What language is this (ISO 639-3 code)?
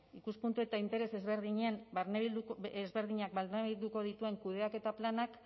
eus